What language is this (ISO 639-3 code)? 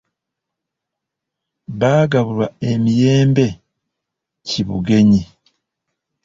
lug